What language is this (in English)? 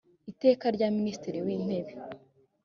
Kinyarwanda